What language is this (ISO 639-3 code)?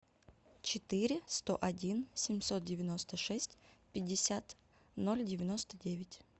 rus